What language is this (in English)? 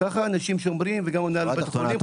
Hebrew